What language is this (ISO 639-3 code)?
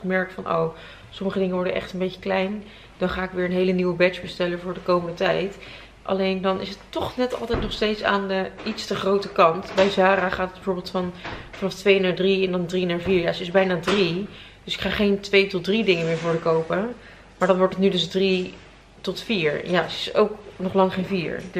nld